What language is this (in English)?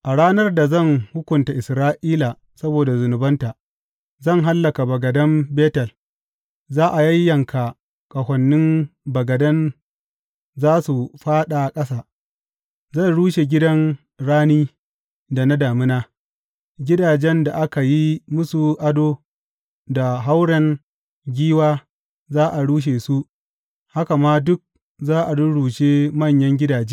Hausa